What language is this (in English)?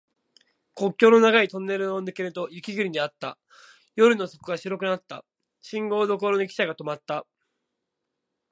Japanese